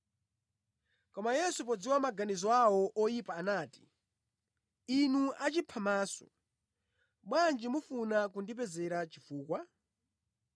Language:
Nyanja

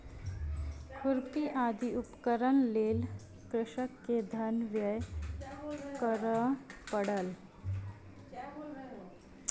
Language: Maithili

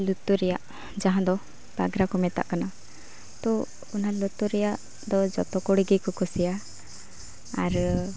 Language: Santali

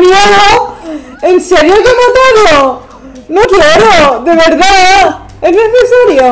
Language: Spanish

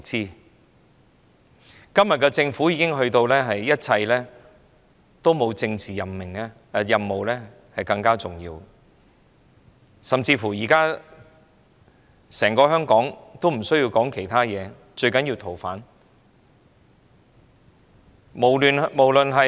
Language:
Cantonese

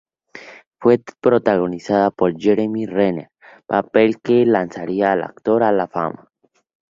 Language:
Spanish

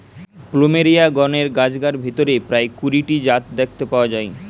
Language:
Bangla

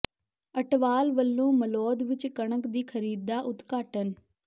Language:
Punjabi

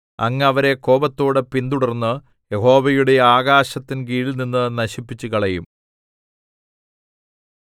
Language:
Malayalam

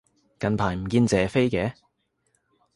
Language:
Cantonese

